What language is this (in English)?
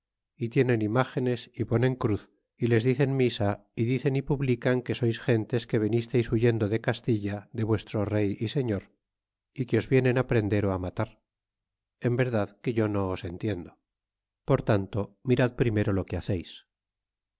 Spanish